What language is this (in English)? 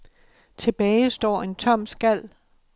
Danish